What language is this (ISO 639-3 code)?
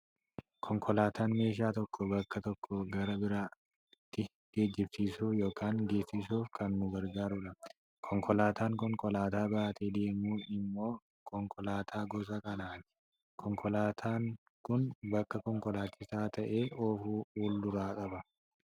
orm